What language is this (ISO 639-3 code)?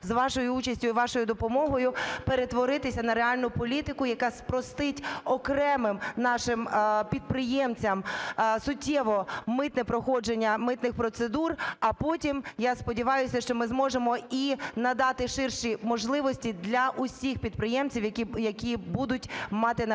ukr